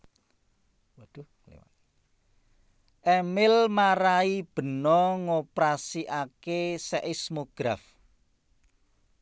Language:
Javanese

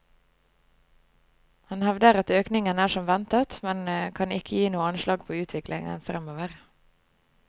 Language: Norwegian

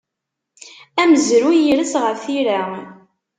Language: Kabyle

